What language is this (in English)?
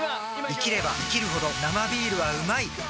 Japanese